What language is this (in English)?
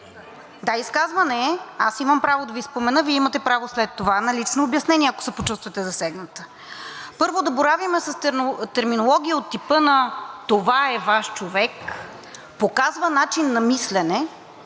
Bulgarian